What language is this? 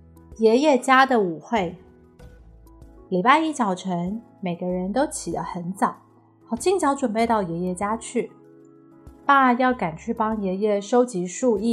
Chinese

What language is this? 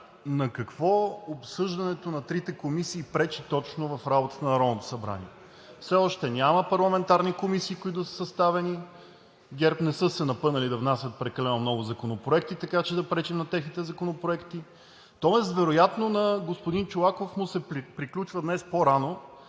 Bulgarian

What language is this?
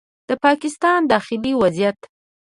Pashto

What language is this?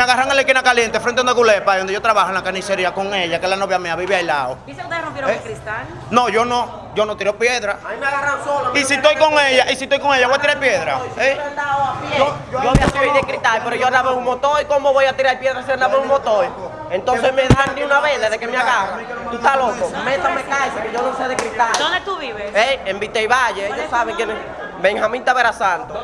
Spanish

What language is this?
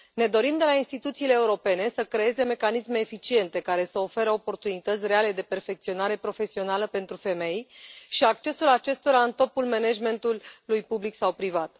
Romanian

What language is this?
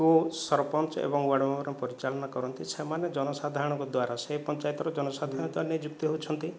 Odia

